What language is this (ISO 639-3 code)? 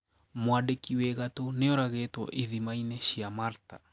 kik